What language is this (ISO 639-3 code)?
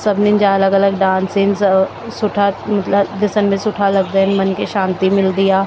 snd